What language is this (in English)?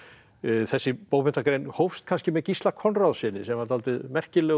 Icelandic